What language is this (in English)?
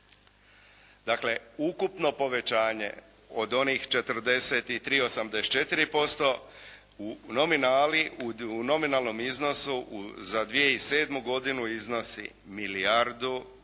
Croatian